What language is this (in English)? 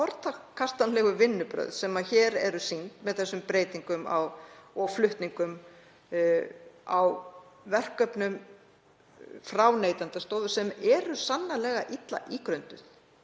Icelandic